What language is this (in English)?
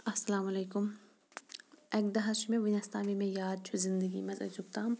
Kashmiri